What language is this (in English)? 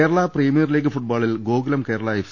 Malayalam